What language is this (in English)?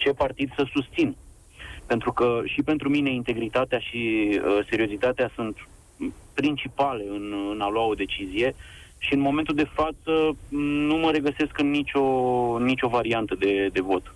Romanian